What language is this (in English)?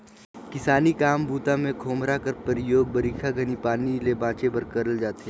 Chhattisgarhi